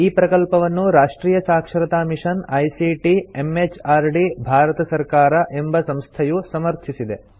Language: Kannada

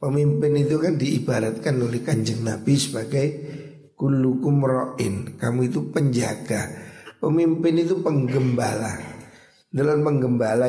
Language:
Indonesian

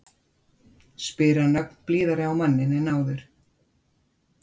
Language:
Icelandic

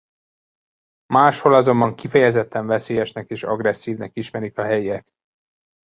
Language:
Hungarian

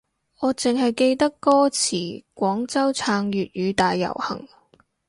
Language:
Cantonese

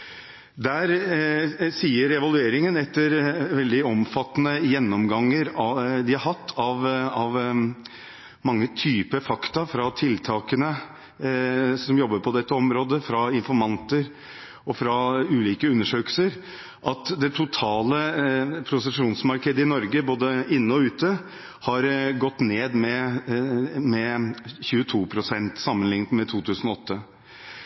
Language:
Norwegian Bokmål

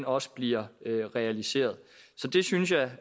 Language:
Danish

